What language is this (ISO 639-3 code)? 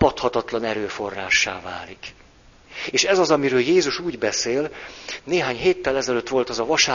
hun